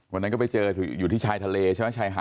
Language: Thai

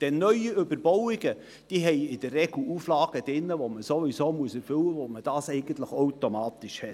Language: Swiss German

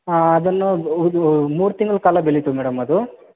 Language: Kannada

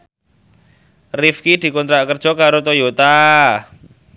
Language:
Javanese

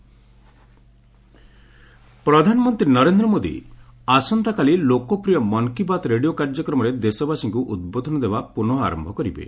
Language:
Odia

